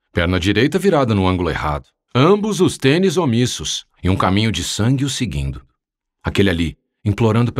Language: Portuguese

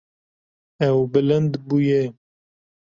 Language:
Kurdish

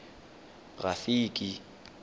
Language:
Tswana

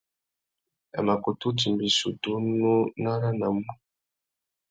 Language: Tuki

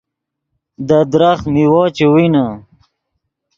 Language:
Yidgha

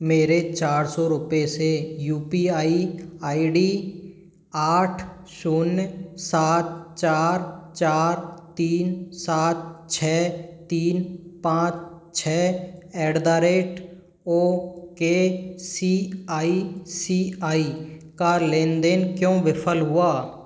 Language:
Hindi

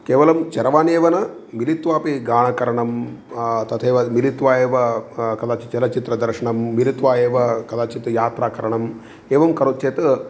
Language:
Sanskrit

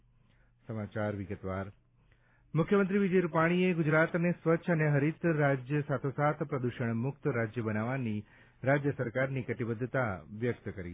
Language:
Gujarati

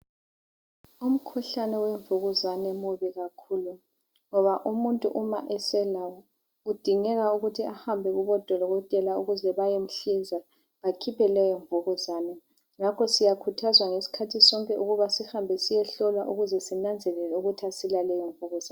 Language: North Ndebele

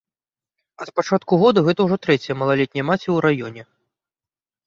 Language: Belarusian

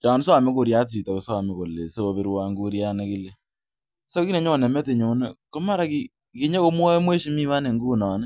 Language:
Kalenjin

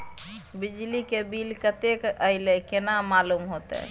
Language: Maithili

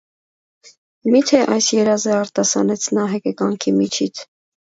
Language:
Armenian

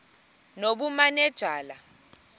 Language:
Xhosa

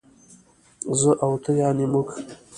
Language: Pashto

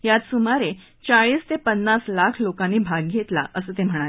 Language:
Marathi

